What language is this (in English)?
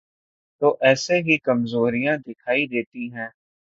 Urdu